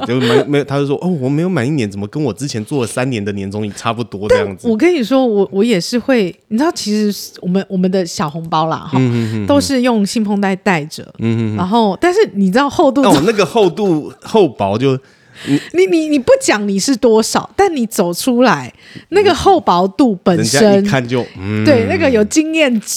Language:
Chinese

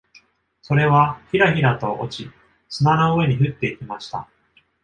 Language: Japanese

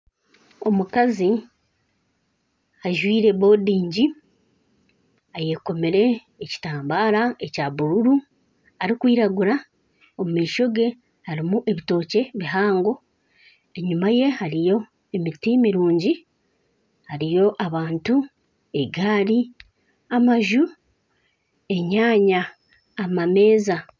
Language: Nyankole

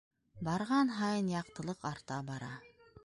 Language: Bashkir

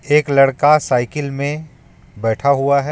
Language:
Hindi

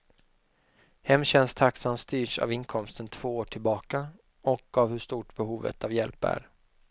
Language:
Swedish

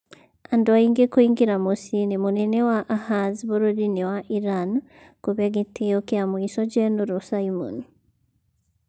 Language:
Kikuyu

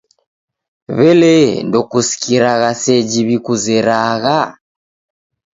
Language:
Taita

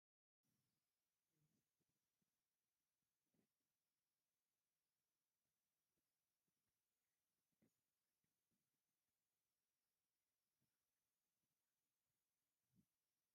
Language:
Tigrinya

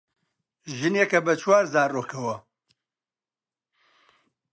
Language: Central Kurdish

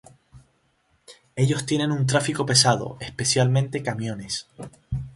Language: Spanish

